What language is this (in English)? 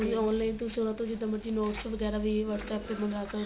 Punjabi